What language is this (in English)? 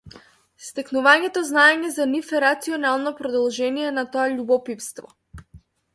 Macedonian